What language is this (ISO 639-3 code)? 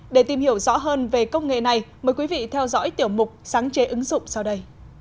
vie